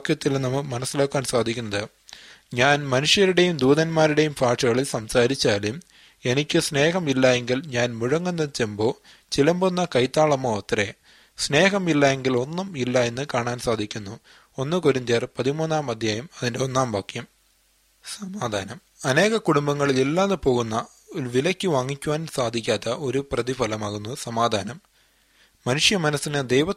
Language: Malayalam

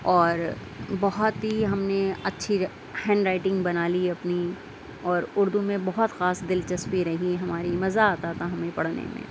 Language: Urdu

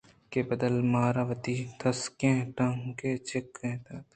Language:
Eastern Balochi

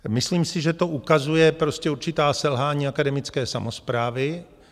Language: Czech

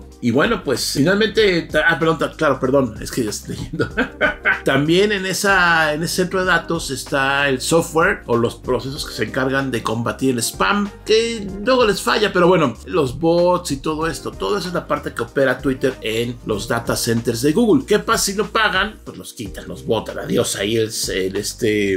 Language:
Spanish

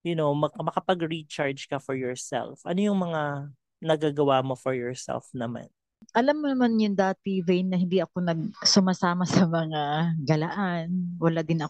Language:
Filipino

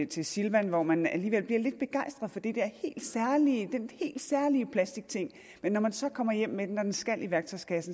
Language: Danish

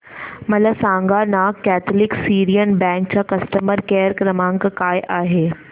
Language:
Marathi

